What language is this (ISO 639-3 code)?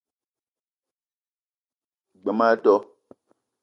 eto